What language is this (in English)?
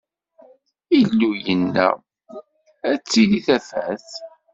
Kabyle